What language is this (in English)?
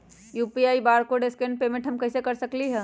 Magahi